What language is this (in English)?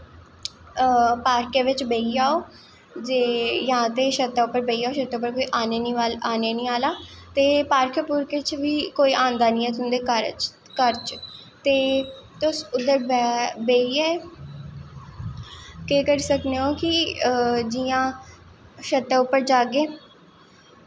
Dogri